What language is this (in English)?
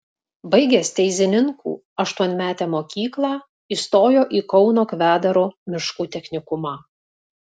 Lithuanian